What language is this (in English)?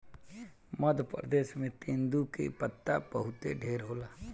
Bhojpuri